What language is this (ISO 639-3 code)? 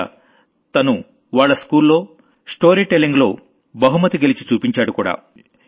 tel